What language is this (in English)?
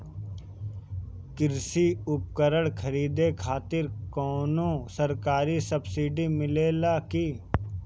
Bhojpuri